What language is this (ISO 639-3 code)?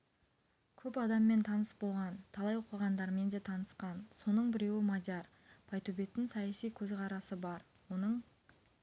kaz